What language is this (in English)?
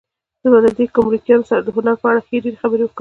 Pashto